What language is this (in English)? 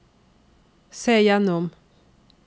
Norwegian